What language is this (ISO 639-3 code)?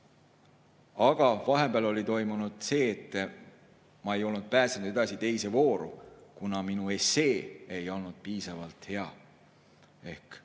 est